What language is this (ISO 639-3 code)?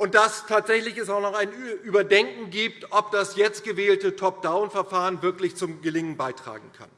deu